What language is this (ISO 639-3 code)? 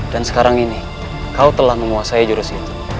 ind